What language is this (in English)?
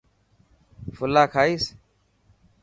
Dhatki